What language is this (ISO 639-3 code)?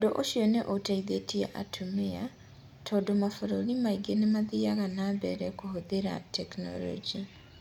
kik